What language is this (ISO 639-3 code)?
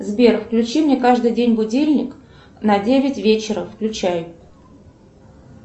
rus